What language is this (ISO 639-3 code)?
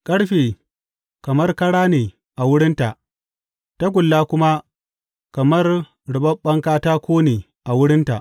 hau